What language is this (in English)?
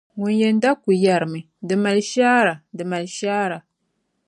Dagbani